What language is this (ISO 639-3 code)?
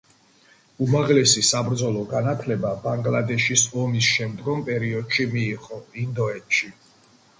kat